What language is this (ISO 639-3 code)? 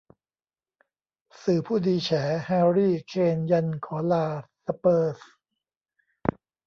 tha